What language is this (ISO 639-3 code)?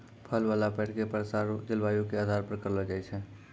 mai